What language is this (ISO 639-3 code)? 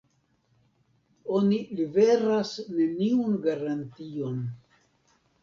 epo